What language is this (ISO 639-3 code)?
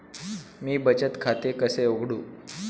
mar